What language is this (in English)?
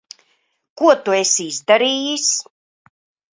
Latvian